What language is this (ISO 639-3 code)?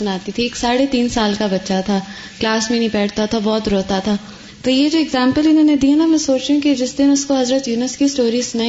urd